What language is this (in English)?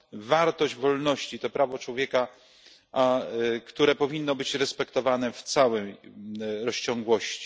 Polish